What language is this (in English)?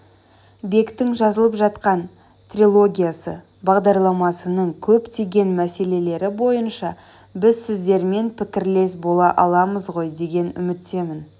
Kazakh